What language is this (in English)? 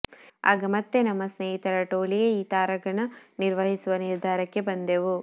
Kannada